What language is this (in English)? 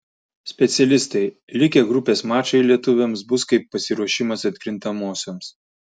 Lithuanian